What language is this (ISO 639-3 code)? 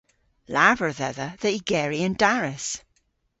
cor